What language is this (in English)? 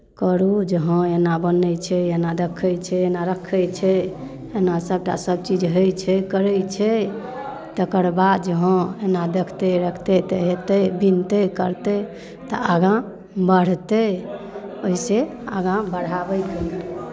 Maithili